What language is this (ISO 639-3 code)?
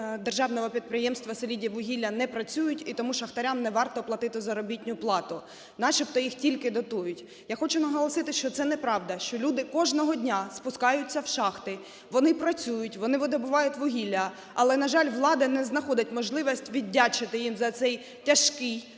ukr